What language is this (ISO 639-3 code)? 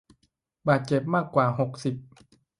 tha